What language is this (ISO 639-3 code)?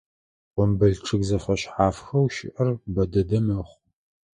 ady